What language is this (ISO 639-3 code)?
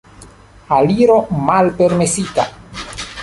epo